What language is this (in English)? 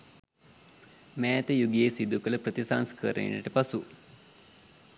Sinhala